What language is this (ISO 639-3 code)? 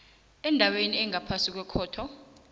nbl